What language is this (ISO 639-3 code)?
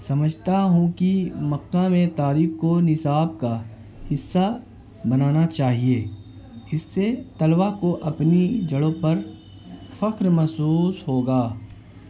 urd